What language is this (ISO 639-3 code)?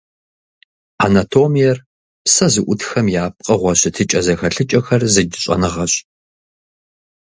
kbd